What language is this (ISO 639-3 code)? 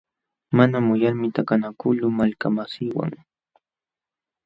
qxw